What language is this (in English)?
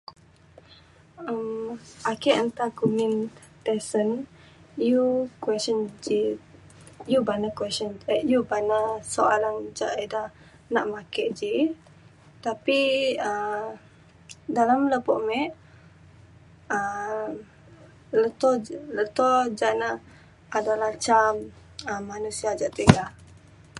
Mainstream Kenyah